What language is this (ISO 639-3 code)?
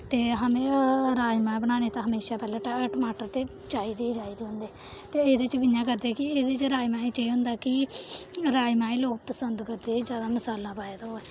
doi